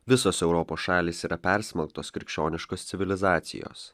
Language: Lithuanian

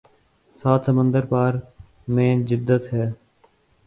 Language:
Urdu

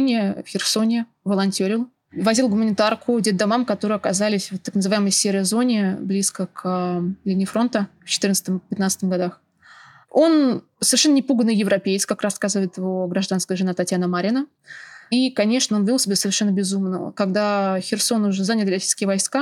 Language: Russian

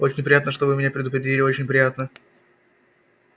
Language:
Russian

